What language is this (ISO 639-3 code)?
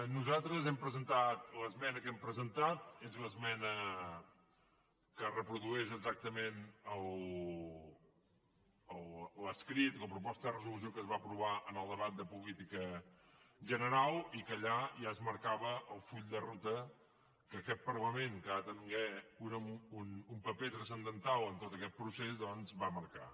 cat